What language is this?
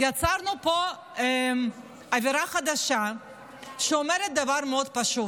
Hebrew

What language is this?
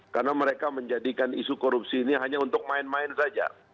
Indonesian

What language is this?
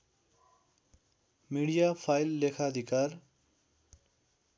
Nepali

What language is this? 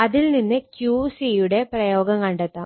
Malayalam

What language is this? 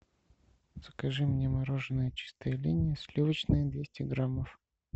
Russian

